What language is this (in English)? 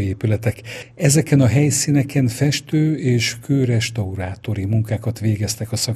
Hungarian